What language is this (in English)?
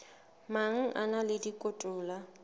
Southern Sotho